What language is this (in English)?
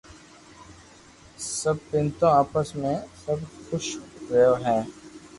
Loarki